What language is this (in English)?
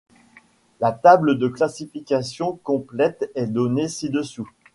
French